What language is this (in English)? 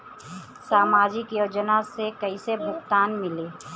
Bhojpuri